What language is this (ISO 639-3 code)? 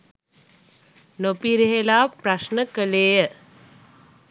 sin